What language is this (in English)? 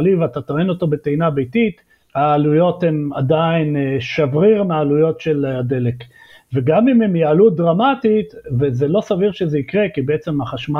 Hebrew